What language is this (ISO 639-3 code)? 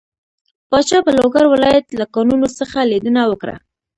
pus